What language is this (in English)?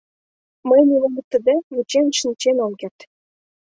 Mari